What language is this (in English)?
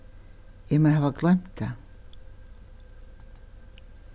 Faroese